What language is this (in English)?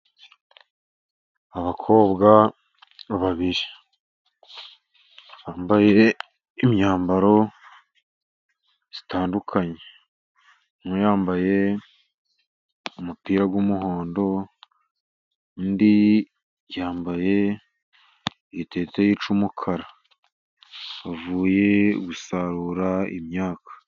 Kinyarwanda